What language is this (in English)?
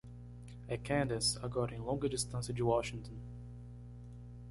Portuguese